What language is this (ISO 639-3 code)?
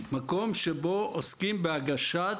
heb